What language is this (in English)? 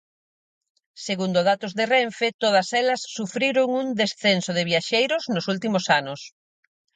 Galician